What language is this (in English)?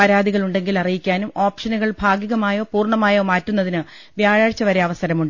Malayalam